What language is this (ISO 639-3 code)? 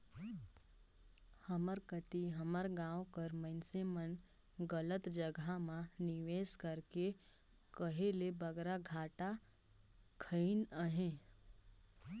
hne